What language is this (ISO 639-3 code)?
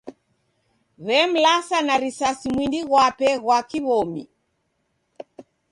dav